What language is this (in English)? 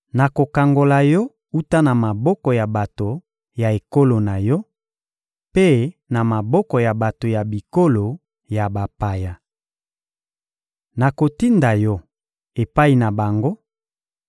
Lingala